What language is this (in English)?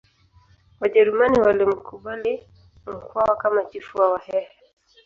Swahili